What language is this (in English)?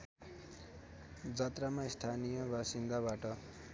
Nepali